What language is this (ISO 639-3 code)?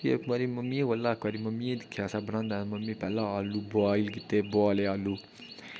doi